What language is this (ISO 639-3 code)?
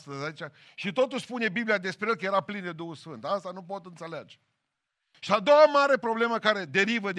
ron